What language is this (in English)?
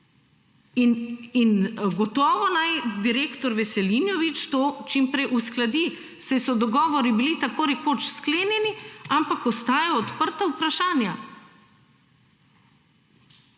Slovenian